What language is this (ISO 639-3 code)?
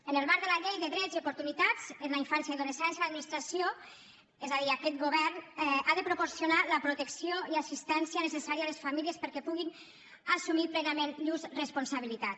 cat